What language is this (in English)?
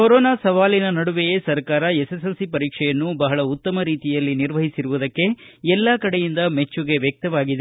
Kannada